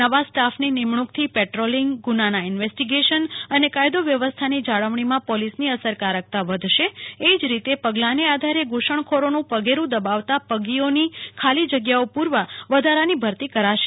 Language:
Gujarati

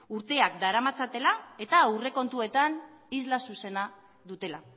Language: Basque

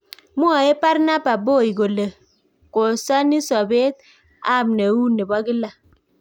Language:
Kalenjin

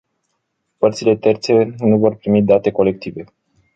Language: Romanian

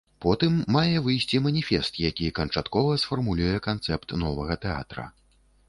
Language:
Belarusian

